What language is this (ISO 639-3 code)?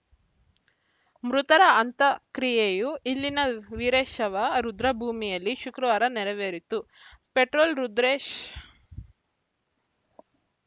kan